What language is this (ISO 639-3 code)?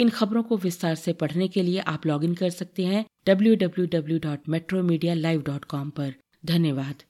hin